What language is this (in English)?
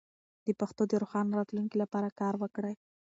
Pashto